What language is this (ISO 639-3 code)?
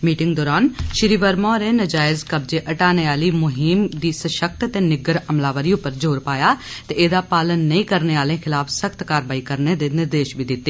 doi